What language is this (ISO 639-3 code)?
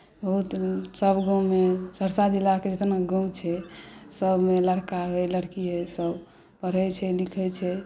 mai